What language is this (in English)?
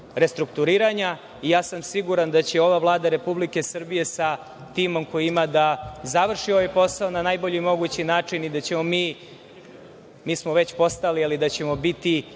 Serbian